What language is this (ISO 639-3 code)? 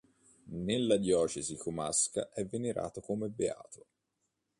ita